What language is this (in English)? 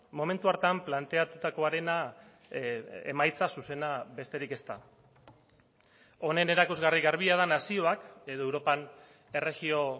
Basque